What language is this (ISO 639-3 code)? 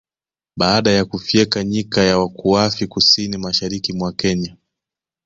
swa